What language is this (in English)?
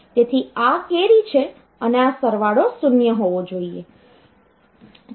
Gujarati